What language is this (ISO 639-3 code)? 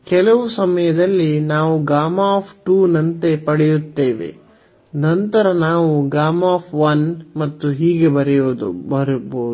kan